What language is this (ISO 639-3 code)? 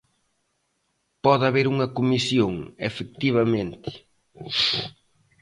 glg